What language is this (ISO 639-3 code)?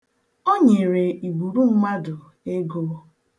ibo